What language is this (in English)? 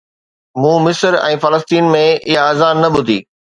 Sindhi